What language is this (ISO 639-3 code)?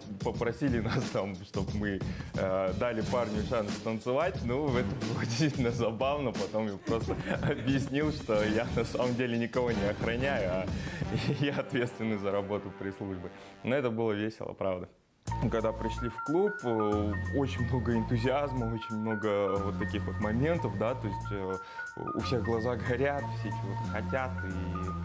rus